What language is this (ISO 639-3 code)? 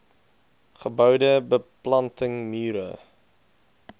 afr